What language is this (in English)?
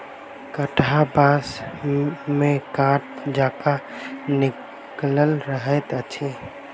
Maithili